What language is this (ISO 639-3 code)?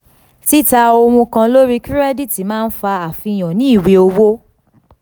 yor